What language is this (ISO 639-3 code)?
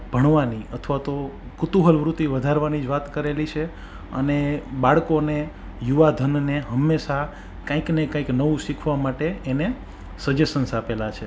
guj